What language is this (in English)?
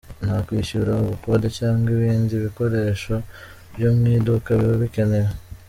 Kinyarwanda